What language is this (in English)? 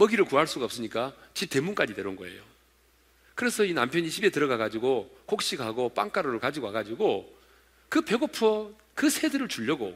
Korean